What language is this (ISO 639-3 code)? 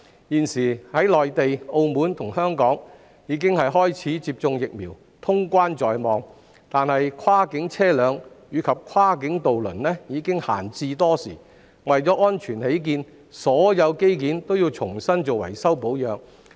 yue